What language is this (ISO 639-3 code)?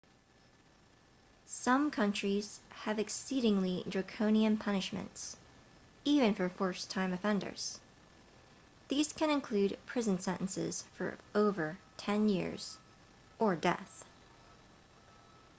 eng